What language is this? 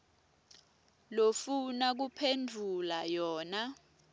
Swati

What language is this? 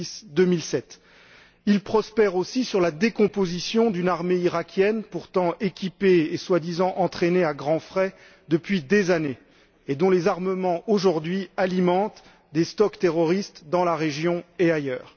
French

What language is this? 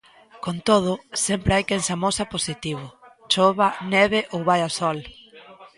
Galician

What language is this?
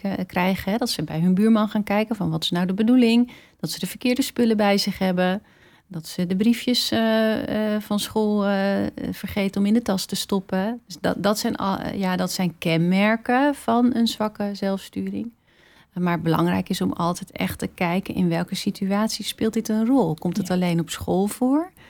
Dutch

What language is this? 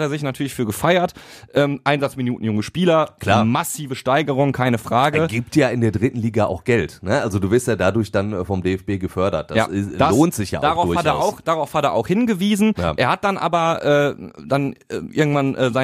German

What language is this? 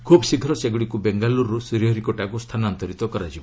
Odia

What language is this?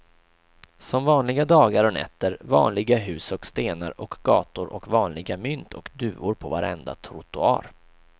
Swedish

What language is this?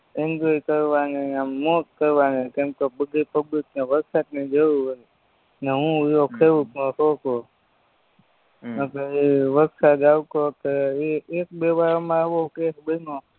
Gujarati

